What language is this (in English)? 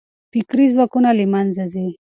Pashto